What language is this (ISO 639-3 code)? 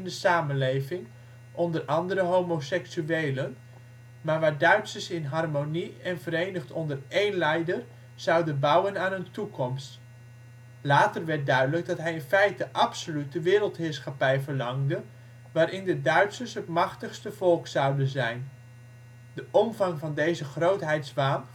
nld